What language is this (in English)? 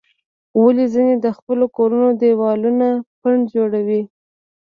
Pashto